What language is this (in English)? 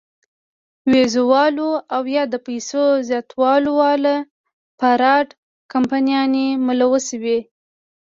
Pashto